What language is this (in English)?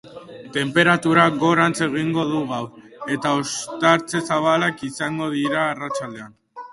Basque